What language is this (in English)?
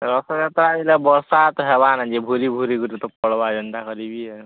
Odia